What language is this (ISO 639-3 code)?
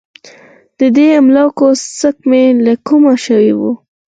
pus